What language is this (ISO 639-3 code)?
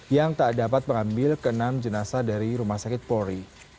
ind